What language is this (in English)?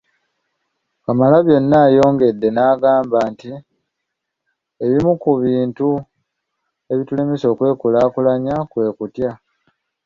Ganda